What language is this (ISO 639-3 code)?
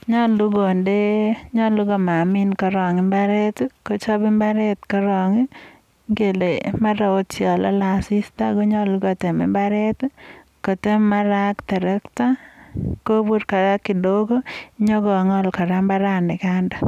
kln